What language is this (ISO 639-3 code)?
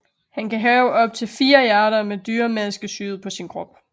dan